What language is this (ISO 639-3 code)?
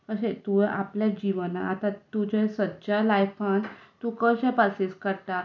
kok